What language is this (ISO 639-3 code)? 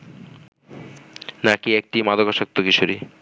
ben